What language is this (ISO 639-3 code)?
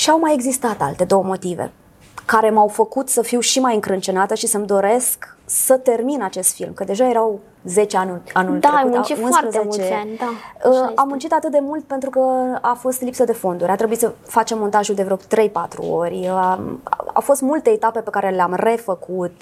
ron